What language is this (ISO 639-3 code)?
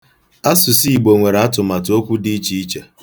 ibo